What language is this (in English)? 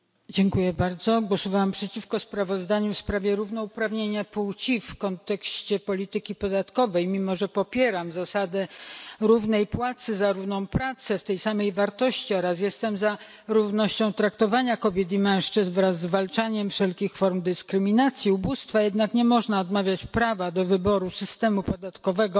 Polish